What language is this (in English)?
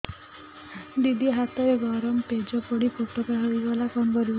Odia